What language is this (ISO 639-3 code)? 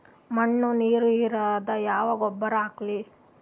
kan